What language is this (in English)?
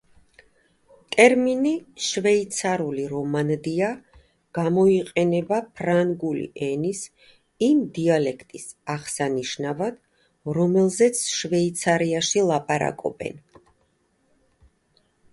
Georgian